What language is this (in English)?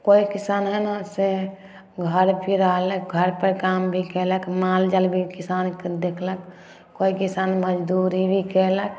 Maithili